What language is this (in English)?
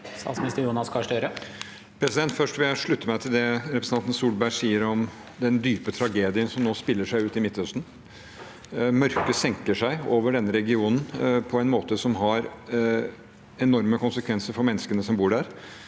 Norwegian